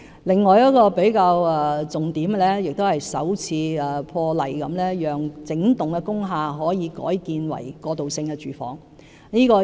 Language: Cantonese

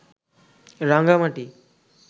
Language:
Bangla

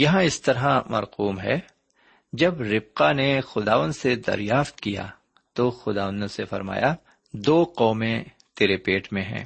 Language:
Urdu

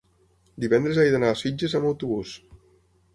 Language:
Catalan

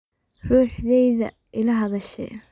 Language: Somali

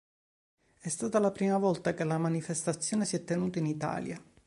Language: Italian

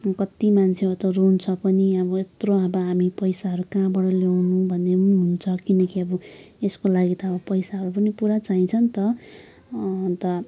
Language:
Nepali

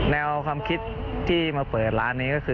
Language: Thai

